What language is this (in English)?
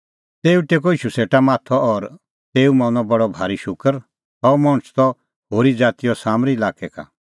Kullu Pahari